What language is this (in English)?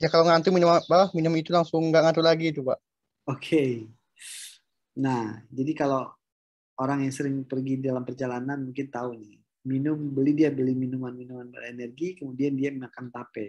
Indonesian